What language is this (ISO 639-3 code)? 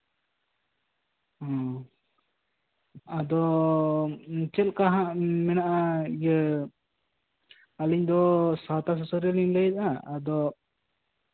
sat